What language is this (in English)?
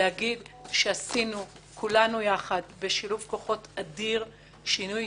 Hebrew